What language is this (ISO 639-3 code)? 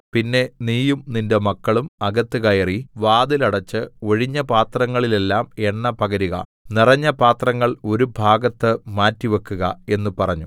mal